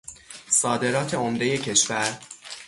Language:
Persian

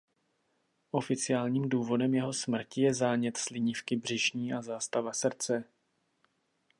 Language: Czech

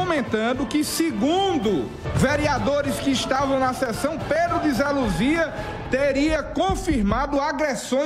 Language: Portuguese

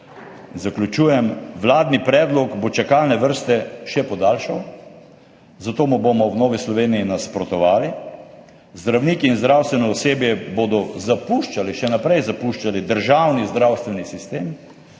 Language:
Slovenian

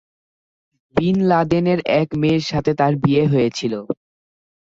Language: Bangla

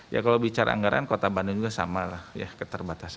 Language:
Indonesian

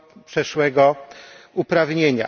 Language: Polish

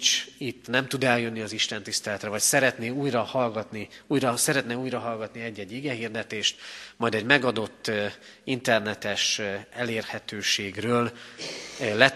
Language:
Hungarian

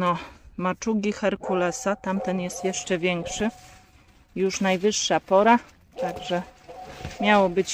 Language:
Polish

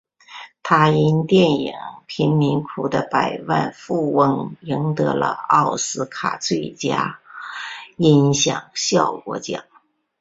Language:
Chinese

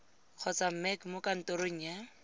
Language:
Tswana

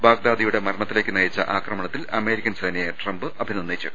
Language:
Malayalam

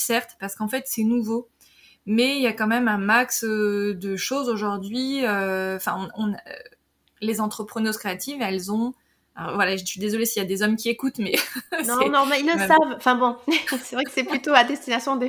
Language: French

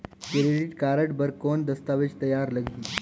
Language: Chhattisgarhi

